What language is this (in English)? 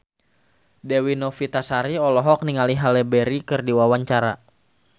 Sundanese